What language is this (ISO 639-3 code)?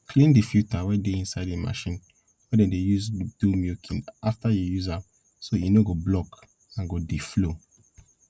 pcm